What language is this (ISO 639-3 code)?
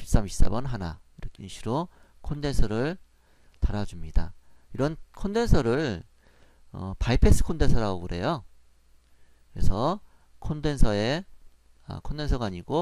kor